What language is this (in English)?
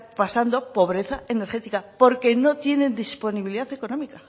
Spanish